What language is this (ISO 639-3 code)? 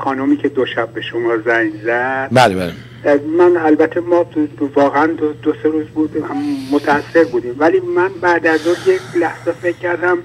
fas